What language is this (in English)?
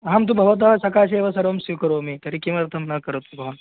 Sanskrit